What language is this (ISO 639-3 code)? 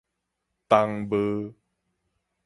nan